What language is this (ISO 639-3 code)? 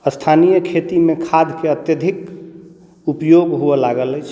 mai